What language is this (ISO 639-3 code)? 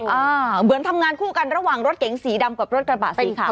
tha